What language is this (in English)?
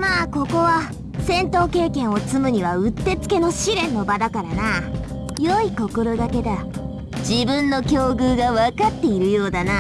Japanese